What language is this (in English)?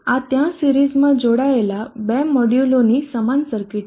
Gujarati